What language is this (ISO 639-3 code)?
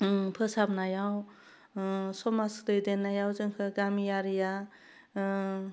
brx